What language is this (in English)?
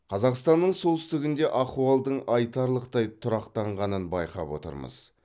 Kazakh